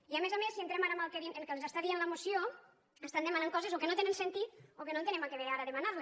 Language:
Catalan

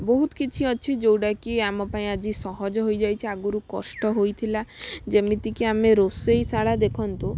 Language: Odia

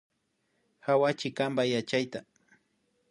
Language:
Imbabura Highland Quichua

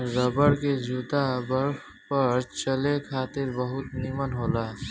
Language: Bhojpuri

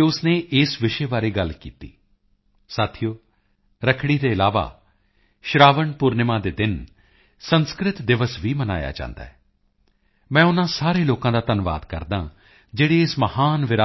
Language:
Punjabi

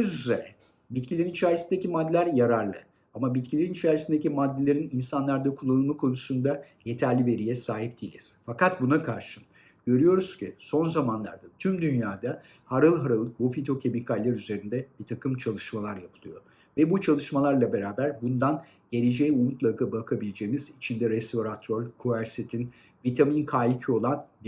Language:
Turkish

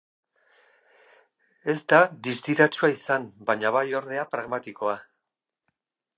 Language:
Basque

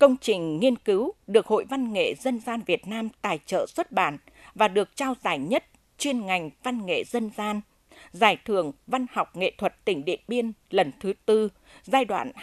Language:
Vietnamese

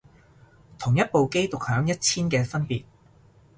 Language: Cantonese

